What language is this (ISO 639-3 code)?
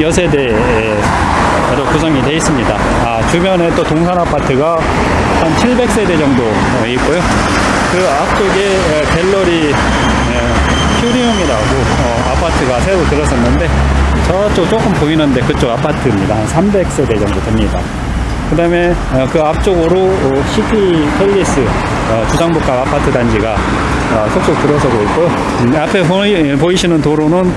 kor